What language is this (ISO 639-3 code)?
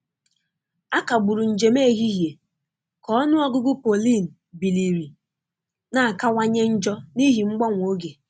ibo